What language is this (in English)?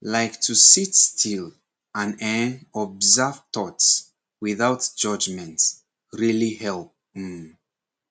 Nigerian Pidgin